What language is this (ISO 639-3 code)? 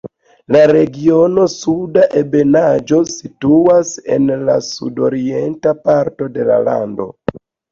epo